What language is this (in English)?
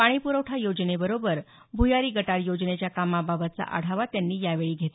Marathi